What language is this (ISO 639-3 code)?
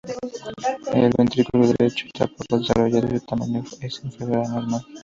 spa